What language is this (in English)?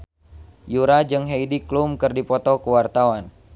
Sundanese